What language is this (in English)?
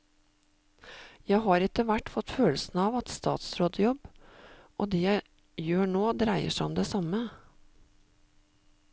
Norwegian